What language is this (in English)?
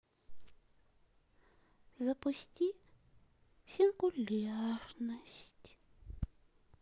Russian